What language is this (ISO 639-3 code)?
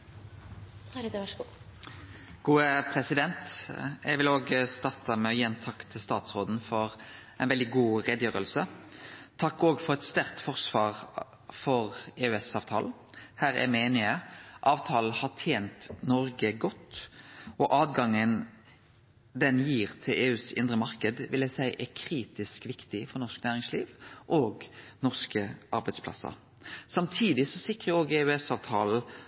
nno